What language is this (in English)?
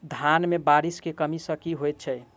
Maithili